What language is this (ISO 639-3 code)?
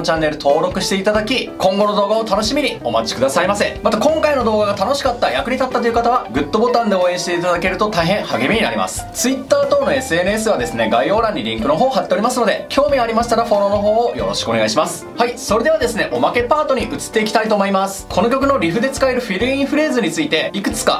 jpn